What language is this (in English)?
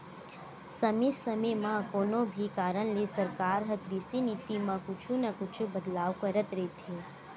Chhattisgarhi